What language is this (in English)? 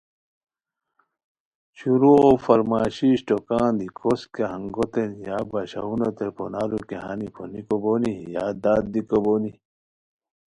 Khowar